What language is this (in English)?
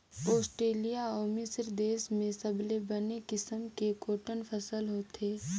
Chhattisgarhi